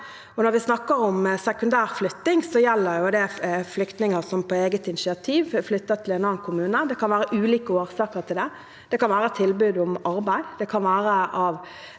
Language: Norwegian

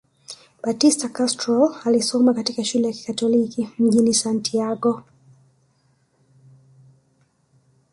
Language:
Swahili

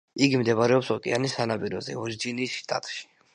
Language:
Georgian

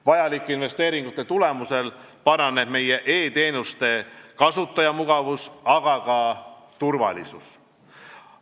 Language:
Estonian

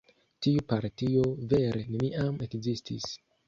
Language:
Esperanto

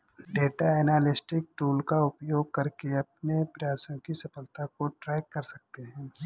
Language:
Hindi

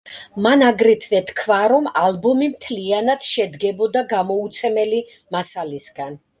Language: Georgian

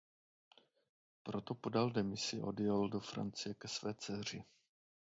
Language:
Czech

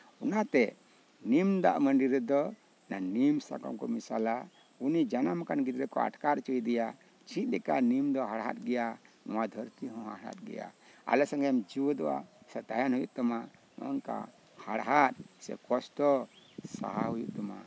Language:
Santali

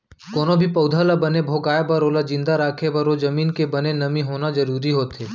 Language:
Chhattisgarhi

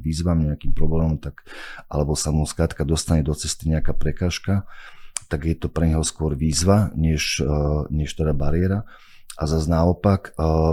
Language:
Slovak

